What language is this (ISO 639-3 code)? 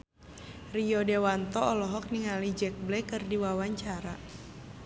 sun